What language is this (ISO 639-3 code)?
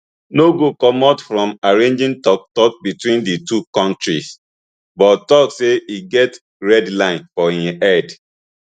pcm